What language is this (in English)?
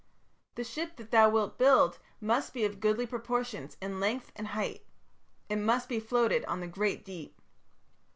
English